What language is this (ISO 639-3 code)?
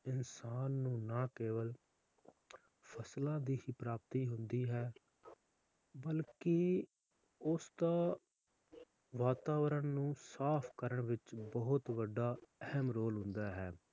pan